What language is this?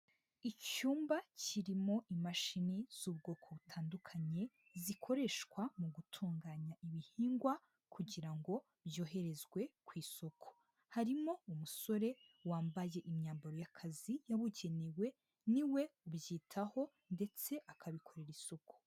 Kinyarwanda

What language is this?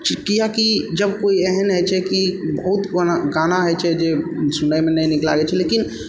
Maithili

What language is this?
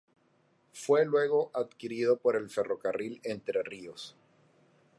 Spanish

